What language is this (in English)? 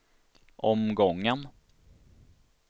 Swedish